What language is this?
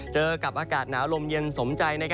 Thai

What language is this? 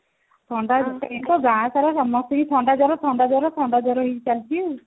Odia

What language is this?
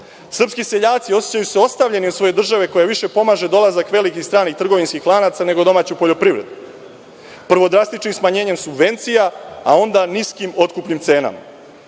Serbian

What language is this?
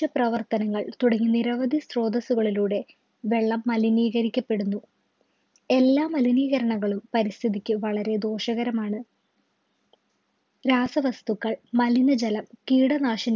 Malayalam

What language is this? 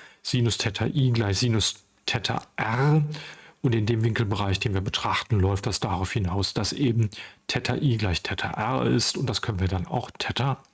German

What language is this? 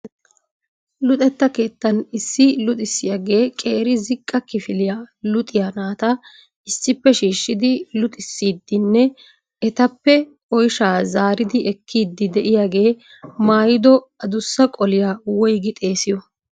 Wolaytta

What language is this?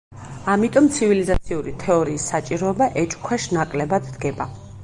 Georgian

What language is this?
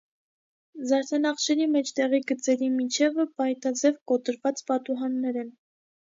Armenian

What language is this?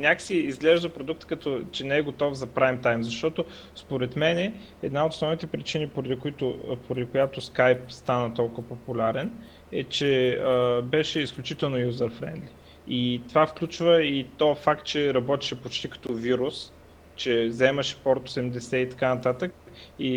Bulgarian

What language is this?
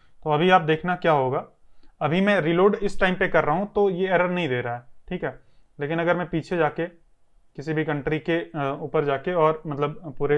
Hindi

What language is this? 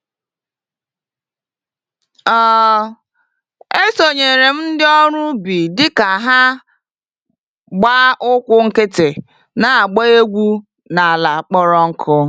Igbo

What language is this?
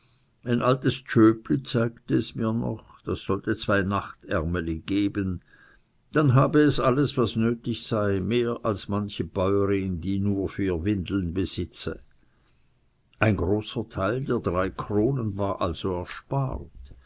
German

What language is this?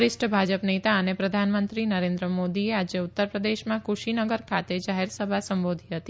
Gujarati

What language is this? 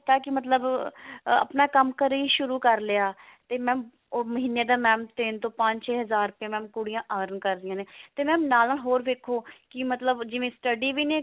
Punjabi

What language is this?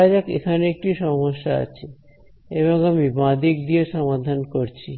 Bangla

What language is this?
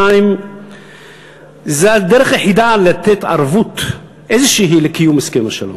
Hebrew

